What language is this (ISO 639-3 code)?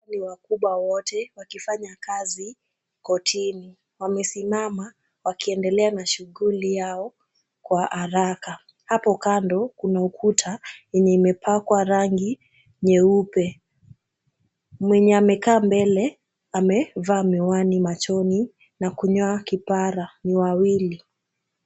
swa